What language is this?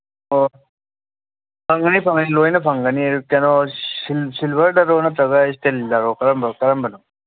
Manipuri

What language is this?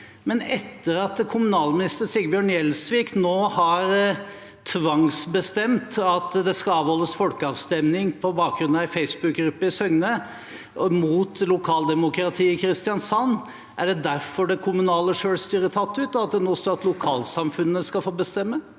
Norwegian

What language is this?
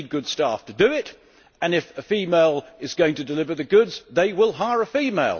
English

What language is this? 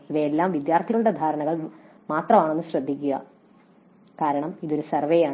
Malayalam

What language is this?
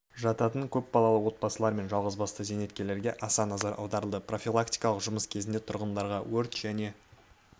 Kazakh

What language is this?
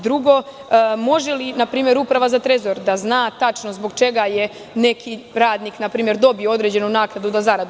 Serbian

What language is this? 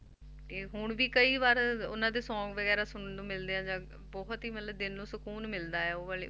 Punjabi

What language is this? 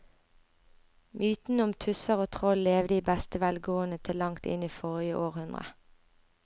Norwegian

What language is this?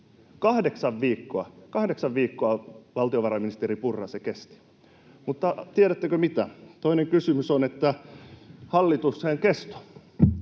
Finnish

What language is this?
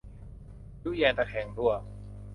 Thai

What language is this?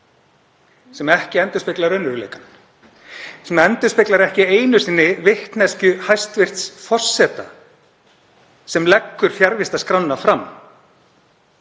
Icelandic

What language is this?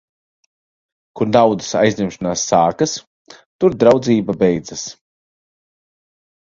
Latvian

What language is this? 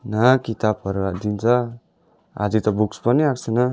Nepali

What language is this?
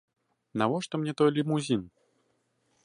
Belarusian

